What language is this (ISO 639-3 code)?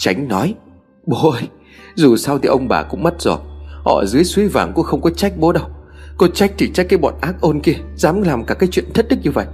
vie